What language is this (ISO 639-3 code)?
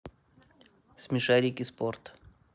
rus